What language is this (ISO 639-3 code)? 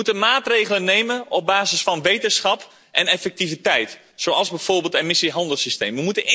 nld